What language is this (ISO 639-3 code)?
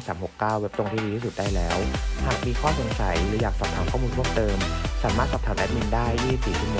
tha